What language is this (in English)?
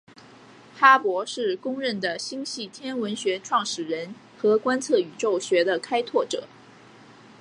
Chinese